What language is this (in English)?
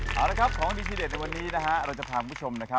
Thai